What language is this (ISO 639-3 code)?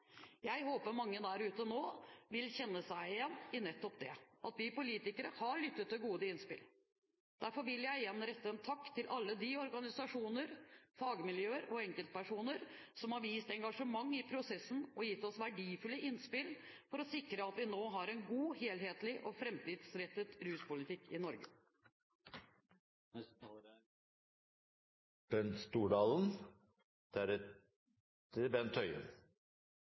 nob